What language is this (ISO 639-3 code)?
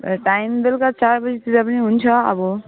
nep